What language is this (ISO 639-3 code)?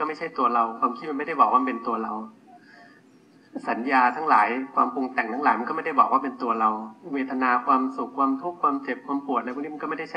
tha